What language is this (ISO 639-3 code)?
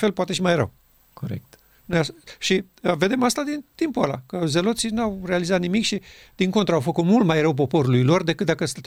ron